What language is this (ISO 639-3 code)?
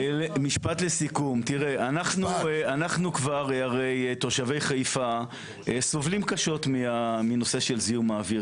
heb